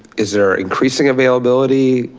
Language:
English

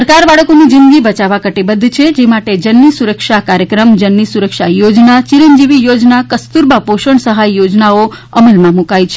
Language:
Gujarati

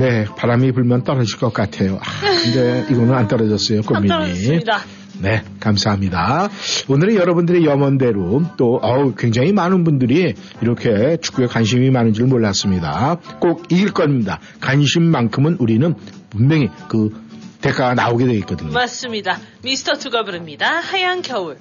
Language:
Korean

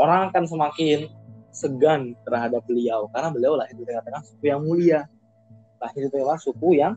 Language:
Indonesian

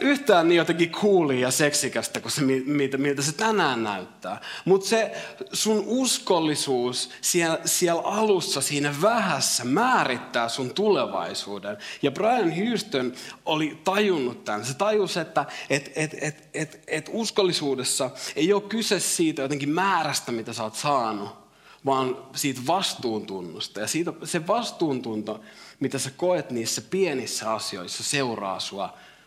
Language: Finnish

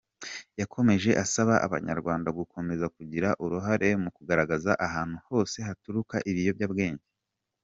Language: Kinyarwanda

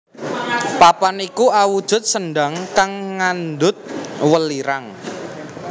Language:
Javanese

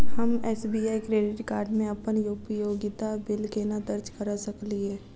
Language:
Maithili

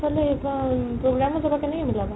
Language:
Assamese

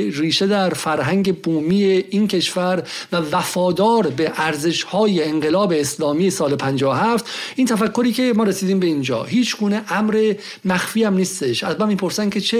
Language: Persian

